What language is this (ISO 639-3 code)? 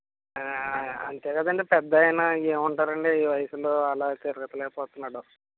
tel